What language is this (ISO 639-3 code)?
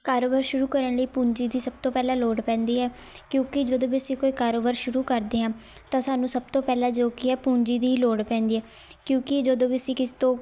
pan